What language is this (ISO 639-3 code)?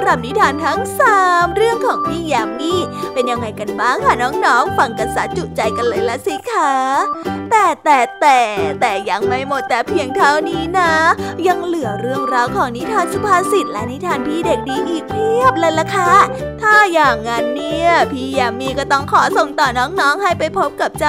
tha